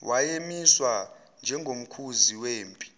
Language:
Zulu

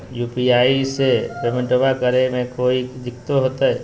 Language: Magahi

